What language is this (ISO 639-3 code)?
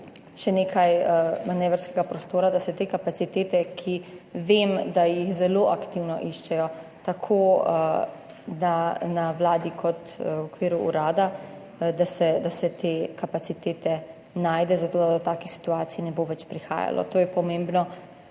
slv